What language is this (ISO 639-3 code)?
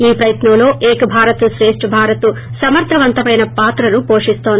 tel